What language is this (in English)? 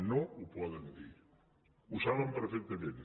Catalan